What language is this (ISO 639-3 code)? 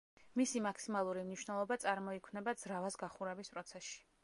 kat